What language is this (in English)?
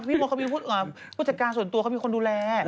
Thai